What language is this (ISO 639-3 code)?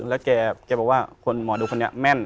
tha